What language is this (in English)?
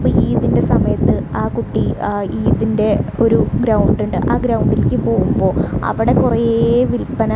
Malayalam